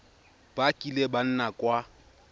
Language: Tswana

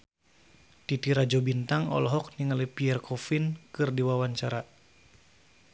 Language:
Sundanese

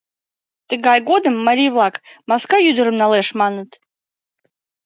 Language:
Mari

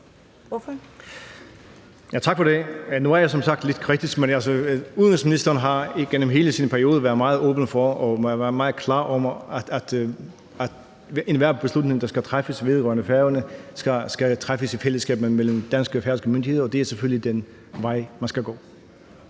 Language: Danish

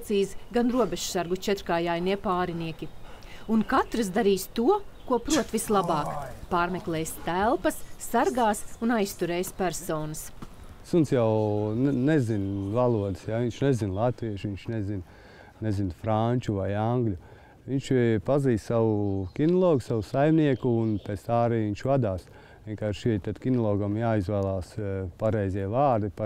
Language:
Latvian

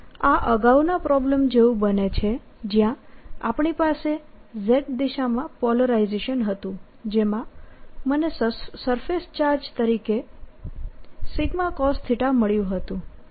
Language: Gujarati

